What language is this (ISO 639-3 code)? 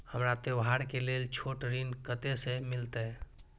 mai